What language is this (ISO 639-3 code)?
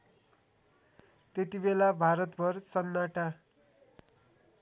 nep